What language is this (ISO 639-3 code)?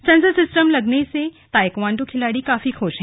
hin